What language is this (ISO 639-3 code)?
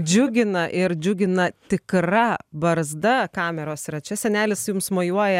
lit